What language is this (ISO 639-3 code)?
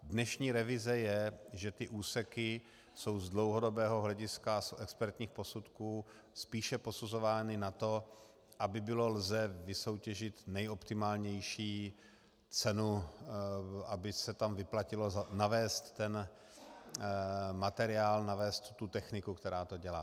ces